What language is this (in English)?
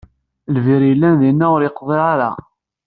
Kabyle